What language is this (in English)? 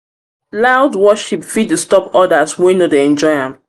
Nigerian Pidgin